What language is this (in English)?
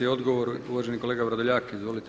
Croatian